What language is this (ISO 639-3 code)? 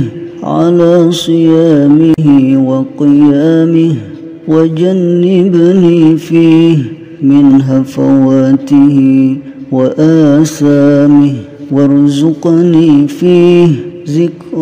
ara